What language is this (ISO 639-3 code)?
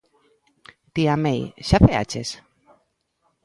glg